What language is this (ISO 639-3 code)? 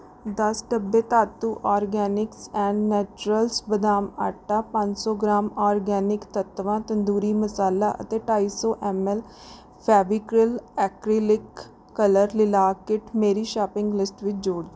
pan